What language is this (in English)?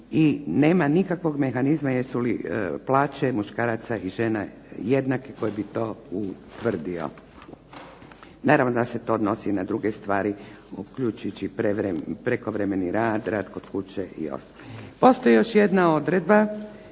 Croatian